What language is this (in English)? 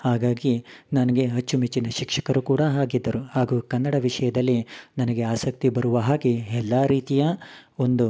Kannada